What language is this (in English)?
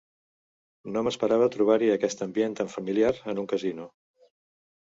Catalan